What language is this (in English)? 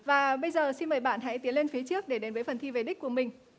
Vietnamese